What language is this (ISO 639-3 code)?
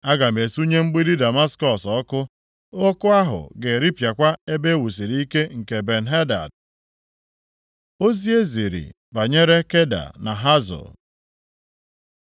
ibo